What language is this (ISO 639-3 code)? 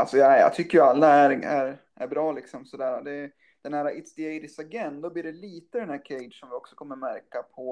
swe